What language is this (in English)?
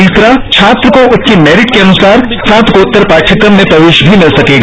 Hindi